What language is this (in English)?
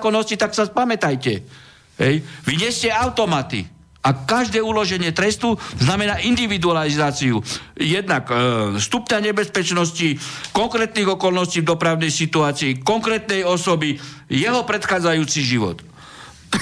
Slovak